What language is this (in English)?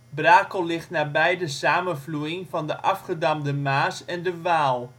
Dutch